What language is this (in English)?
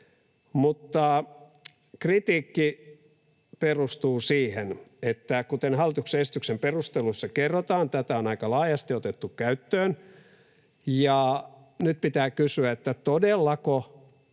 Finnish